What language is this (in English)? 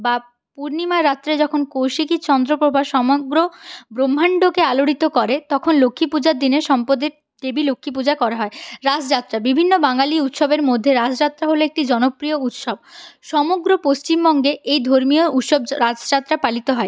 Bangla